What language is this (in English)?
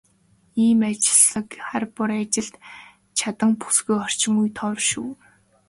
Mongolian